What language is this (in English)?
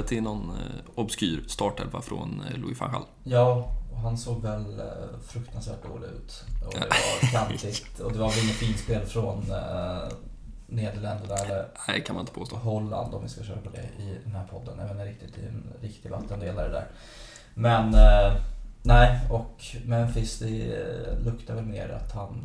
Swedish